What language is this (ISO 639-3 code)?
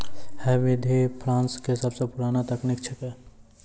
mai